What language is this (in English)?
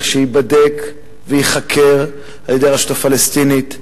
Hebrew